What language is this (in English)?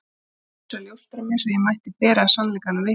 Icelandic